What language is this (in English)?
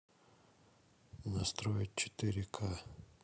Russian